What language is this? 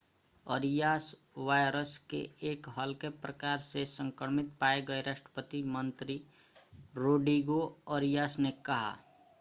Hindi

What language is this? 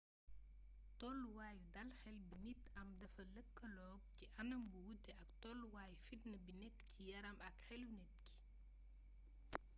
Wolof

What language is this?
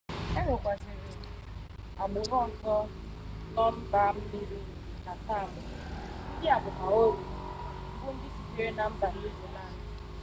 Igbo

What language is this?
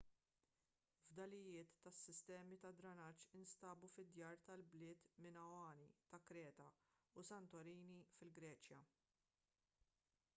Maltese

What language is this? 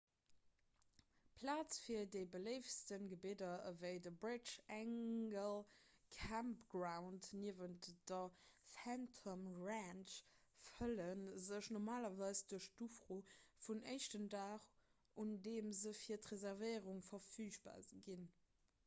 Luxembourgish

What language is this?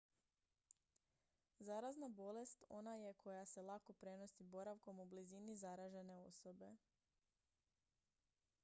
Croatian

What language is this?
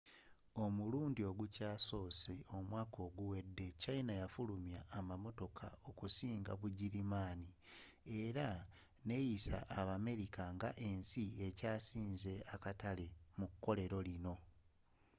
Ganda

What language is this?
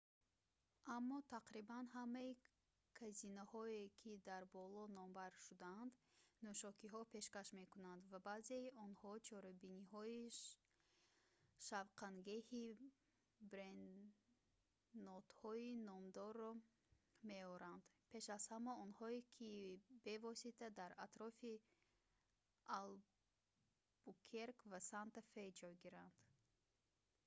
Tajik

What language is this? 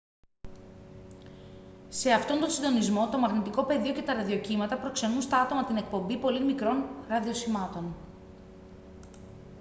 Greek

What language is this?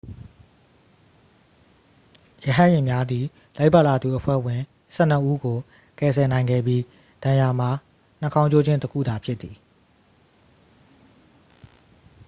Burmese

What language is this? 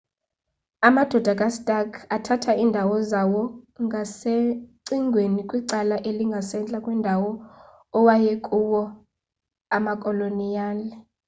Xhosa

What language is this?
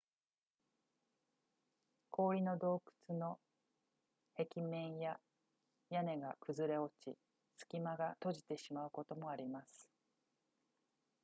Japanese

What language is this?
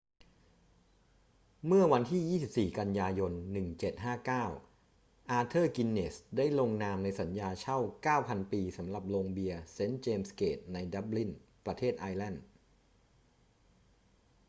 Thai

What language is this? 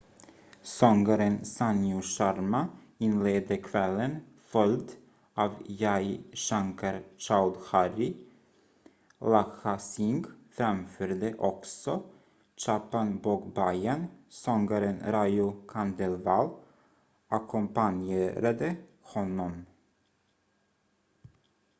Swedish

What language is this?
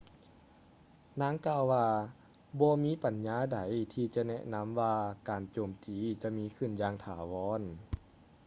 Lao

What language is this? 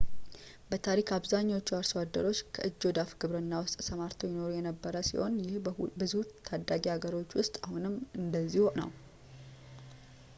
Amharic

